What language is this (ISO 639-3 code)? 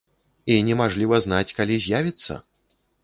bel